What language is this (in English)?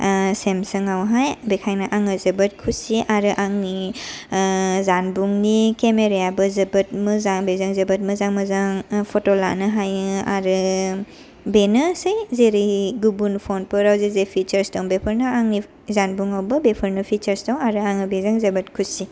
Bodo